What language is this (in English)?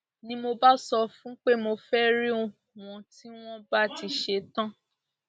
Yoruba